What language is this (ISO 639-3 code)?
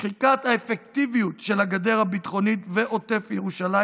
heb